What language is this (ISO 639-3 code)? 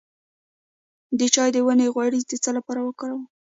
pus